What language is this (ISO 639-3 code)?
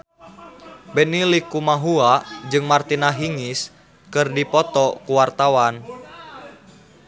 sun